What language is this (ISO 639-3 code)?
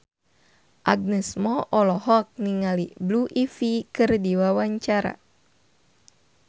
sun